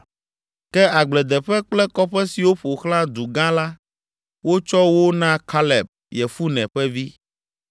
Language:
Ewe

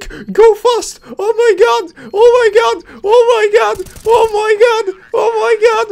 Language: Polish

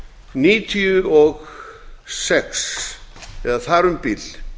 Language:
Icelandic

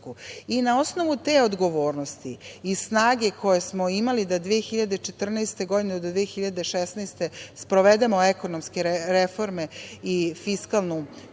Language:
Serbian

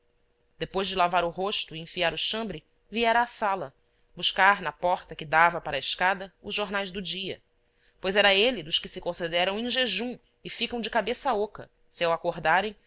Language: Portuguese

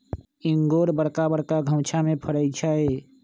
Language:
Magahi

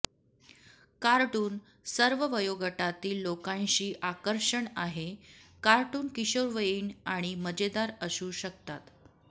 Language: Marathi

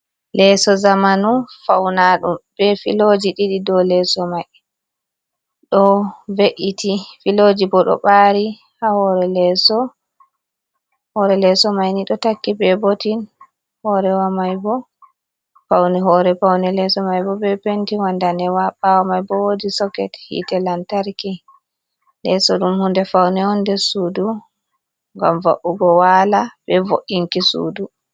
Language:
Fula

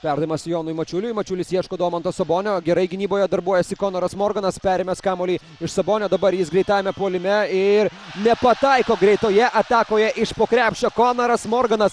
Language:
Lithuanian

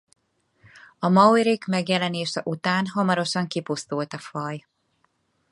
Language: Hungarian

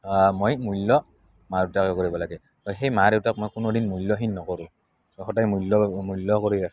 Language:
Assamese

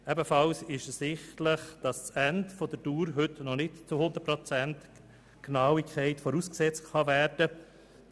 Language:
Swiss German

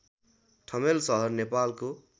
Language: Nepali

